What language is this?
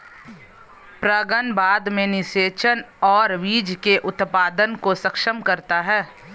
Hindi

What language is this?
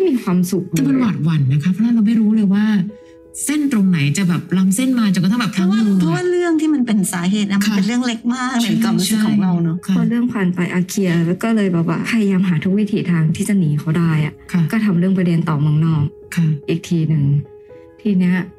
Thai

